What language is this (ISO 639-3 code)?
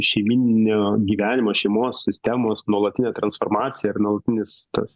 lit